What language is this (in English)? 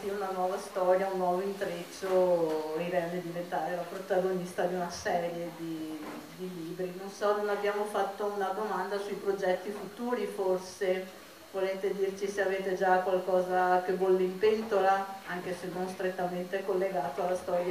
Italian